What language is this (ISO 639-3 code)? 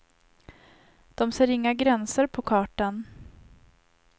swe